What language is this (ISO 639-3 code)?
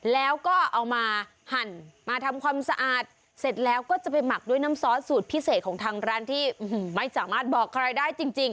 tha